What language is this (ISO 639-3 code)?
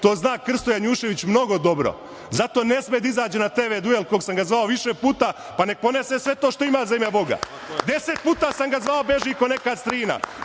srp